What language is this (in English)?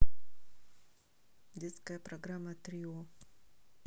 Russian